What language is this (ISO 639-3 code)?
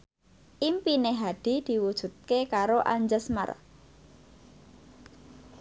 jav